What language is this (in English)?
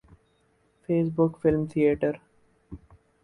Urdu